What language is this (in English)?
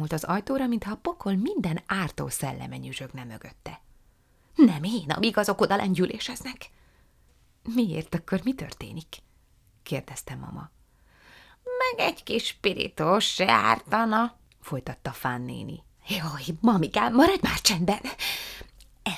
Hungarian